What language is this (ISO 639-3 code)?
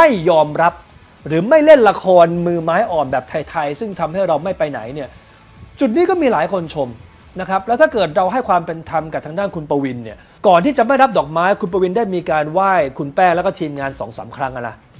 tha